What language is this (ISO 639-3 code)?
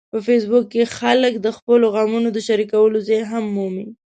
pus